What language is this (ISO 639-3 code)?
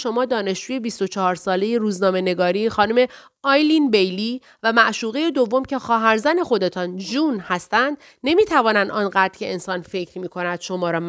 fas